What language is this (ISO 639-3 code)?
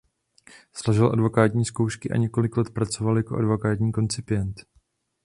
ces